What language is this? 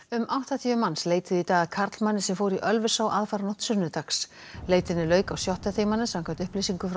Icelandic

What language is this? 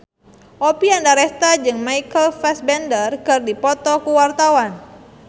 Sundanese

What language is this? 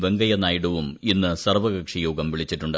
Malayalam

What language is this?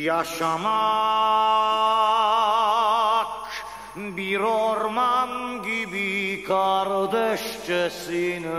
Romanian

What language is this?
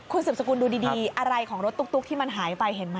Thai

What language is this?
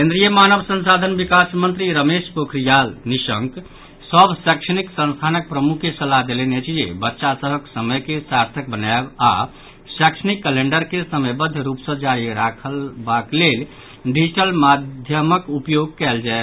Maithili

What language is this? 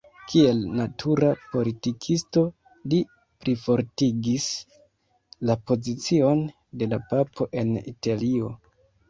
Esperanto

